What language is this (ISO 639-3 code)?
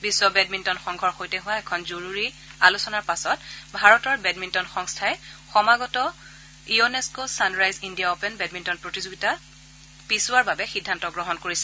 asm